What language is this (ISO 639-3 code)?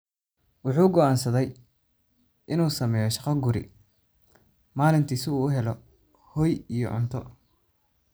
som